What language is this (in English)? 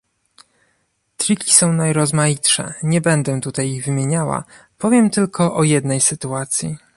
Polish